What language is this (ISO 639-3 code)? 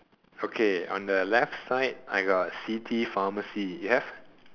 eng